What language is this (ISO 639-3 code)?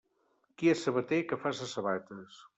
cat